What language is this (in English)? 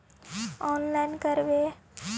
Magahi